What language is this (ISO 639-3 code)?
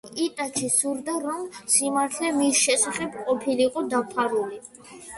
kat